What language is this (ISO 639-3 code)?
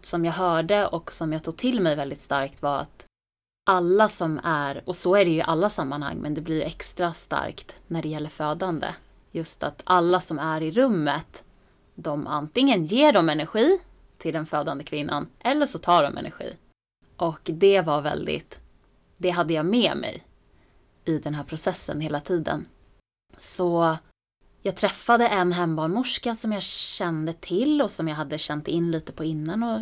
swe